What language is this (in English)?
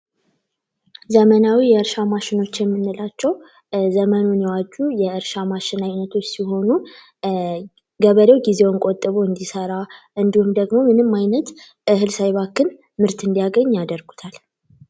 Amharic